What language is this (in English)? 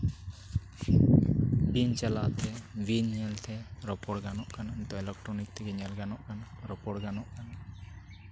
Santali